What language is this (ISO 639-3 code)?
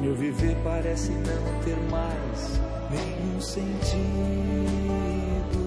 slk